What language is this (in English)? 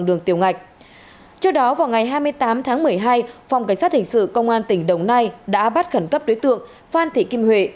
Vietnamese